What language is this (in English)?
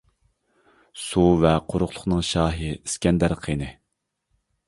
Uyghur